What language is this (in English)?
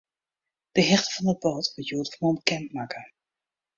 Western Frisian